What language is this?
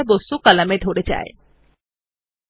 Bangla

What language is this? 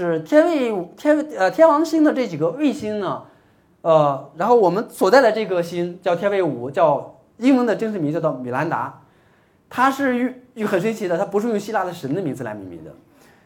Chinese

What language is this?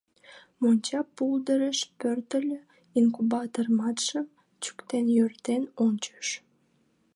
Mari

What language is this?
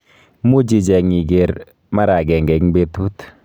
Kalenjin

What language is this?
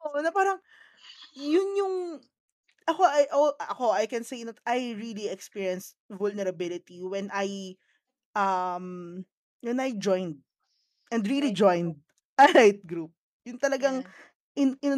Filipino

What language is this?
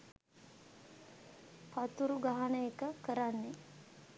Sinhala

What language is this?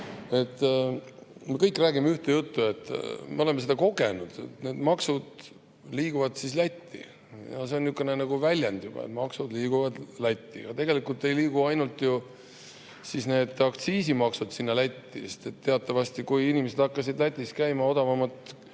Estonian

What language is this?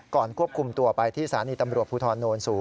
Thai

